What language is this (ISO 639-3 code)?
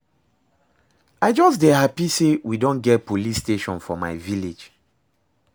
pcm